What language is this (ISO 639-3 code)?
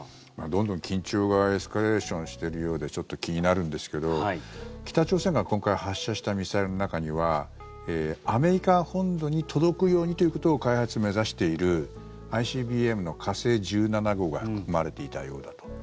jpn